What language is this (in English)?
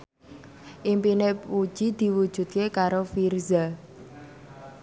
Javanese